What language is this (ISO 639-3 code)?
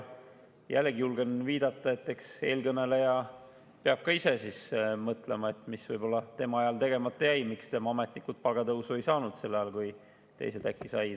est